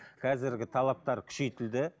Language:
Kazakh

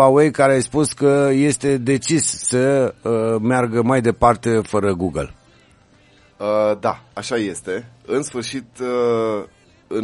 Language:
Romanian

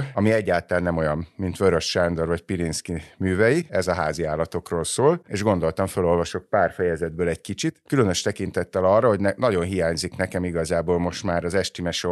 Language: Hungarian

